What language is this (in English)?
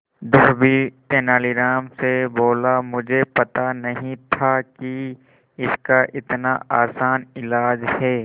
Hindi